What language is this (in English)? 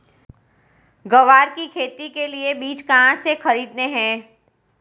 Hindi